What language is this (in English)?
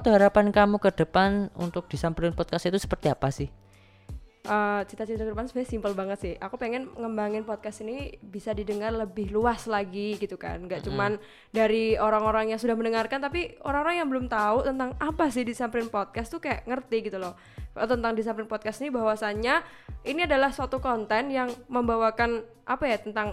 Indonesian